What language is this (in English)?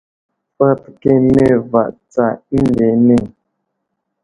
Wuzlam